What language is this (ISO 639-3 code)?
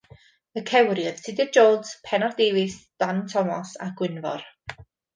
cym